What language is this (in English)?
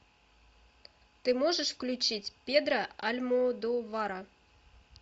Russian